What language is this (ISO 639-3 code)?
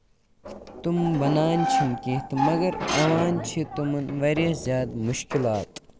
kas